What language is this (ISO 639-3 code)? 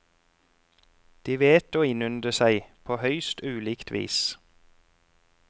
nor